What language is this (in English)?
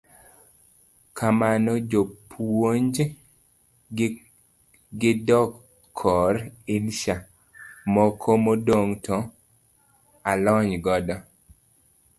Luo (Kenya and Tanzania)